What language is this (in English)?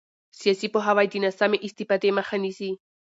Pashto